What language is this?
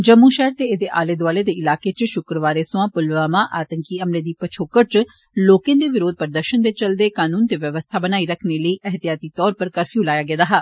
Dogri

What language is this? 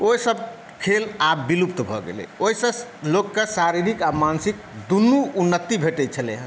Maithili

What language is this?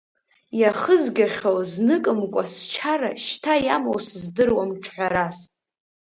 Abkhazian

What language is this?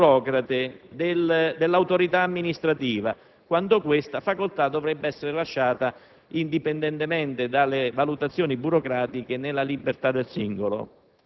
Italian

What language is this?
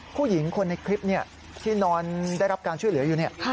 Thai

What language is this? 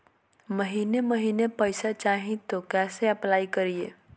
Magahi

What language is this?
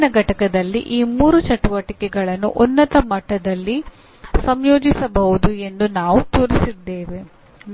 Kannada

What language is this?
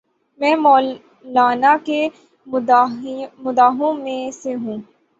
Urdu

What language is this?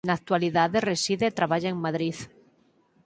Galician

